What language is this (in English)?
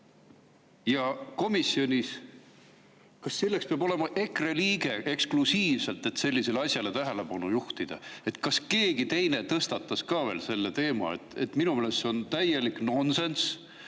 Estonian